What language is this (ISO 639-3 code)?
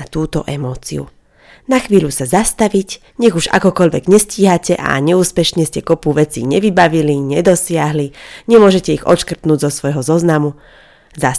slk